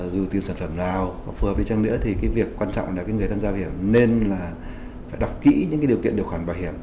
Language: Vietnamese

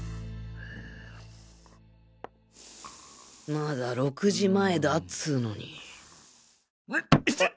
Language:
Japanese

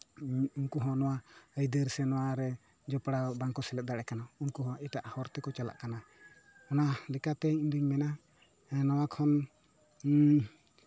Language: Santali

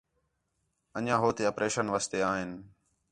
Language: Khetrani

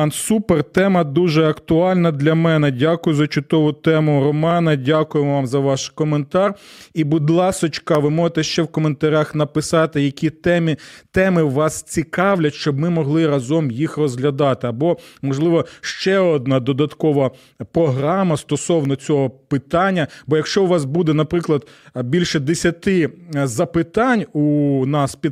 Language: Ukrainian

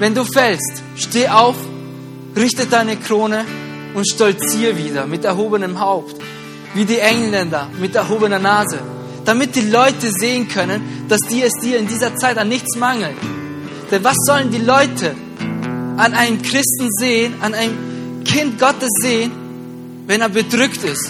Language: German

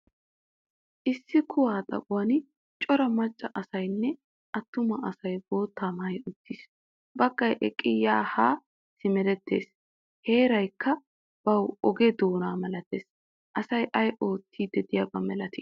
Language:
Wolaytta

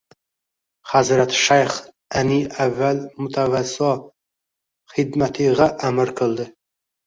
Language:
Uzbek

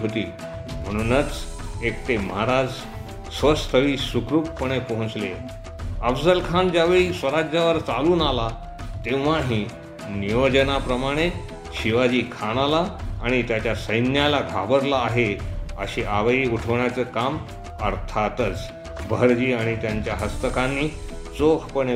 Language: Marathi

